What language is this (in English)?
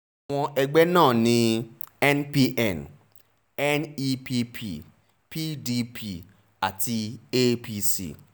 Yoruba